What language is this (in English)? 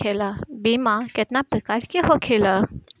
Bhojpuri